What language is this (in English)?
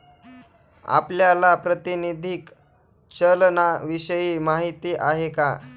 Marathi